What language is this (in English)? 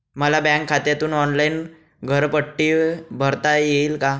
Marathi